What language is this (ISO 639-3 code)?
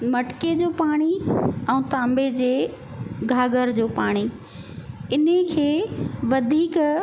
snd